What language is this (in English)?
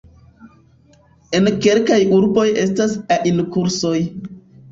Esperanto